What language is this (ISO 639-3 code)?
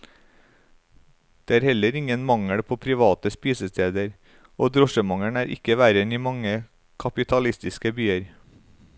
nor